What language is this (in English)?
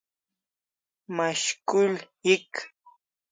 Kalasha